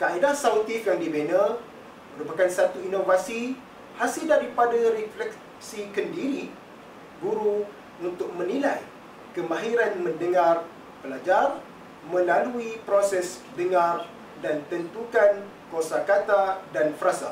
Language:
Malay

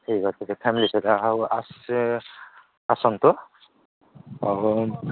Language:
Odia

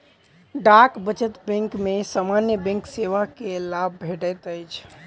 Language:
Maithili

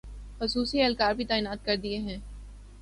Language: Urdu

